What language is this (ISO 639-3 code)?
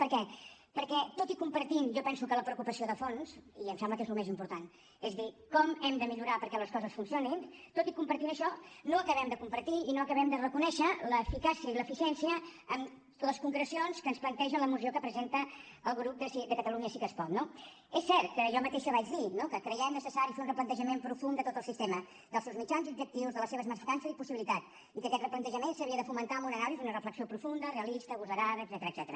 cat